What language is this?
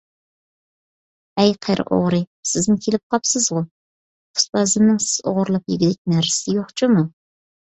Uyghur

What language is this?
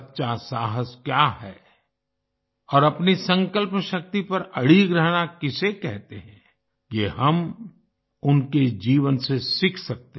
Hindi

